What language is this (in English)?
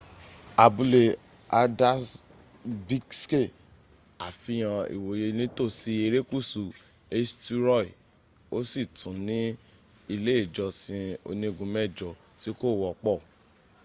Yoruba